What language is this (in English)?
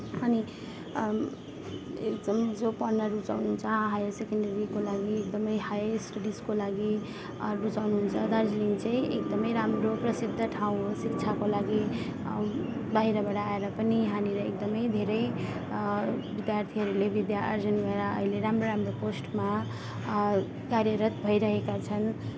Nepali